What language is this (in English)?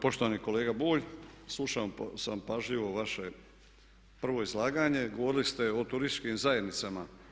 Croatian